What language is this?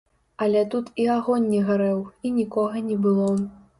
Belarusian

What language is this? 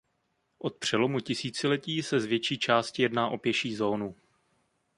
Czech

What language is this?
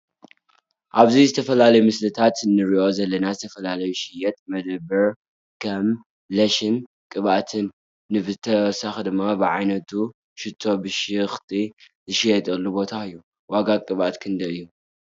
Tigrinya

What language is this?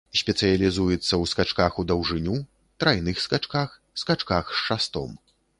Belarusian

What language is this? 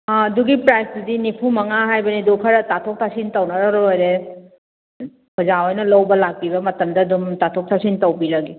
Manipuri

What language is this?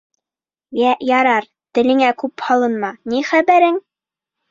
Bashkir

